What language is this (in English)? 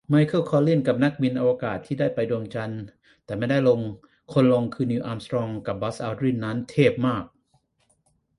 Thai